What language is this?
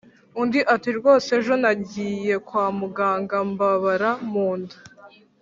Kinyarwanda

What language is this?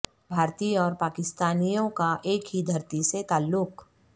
Urdu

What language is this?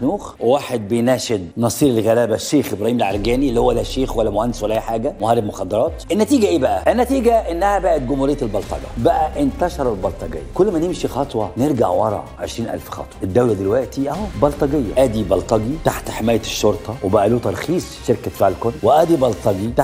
Arabic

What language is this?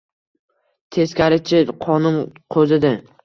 Uzbek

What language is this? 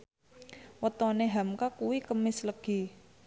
Javanese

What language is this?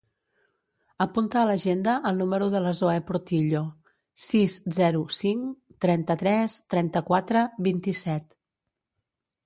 Catalan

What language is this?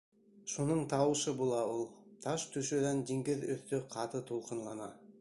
Bashkir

